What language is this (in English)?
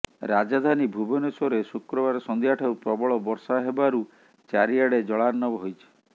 Odia